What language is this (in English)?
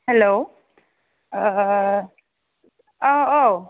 Bodo